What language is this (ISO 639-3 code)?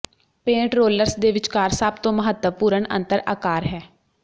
pan